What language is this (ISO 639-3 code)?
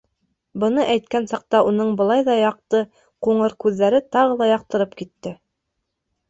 bak